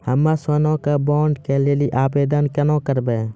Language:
Maithili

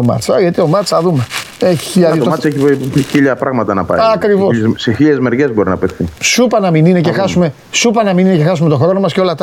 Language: Greek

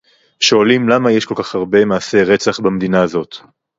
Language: Hebrew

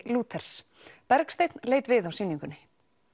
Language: Icelandic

